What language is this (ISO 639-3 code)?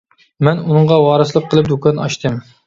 uig